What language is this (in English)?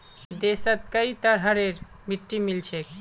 Magahi